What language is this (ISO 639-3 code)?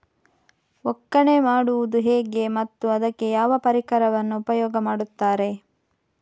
kan